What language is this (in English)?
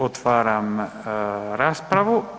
Croatian